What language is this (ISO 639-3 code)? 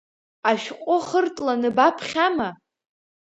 abk